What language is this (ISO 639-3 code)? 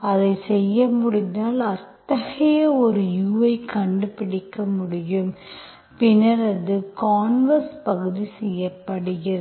tam